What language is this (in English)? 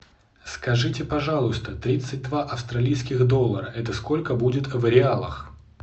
Russian